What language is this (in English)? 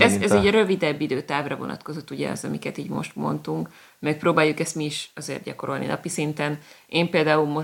Hungarian